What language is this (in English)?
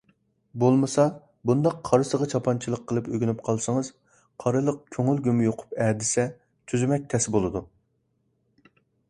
Uyghur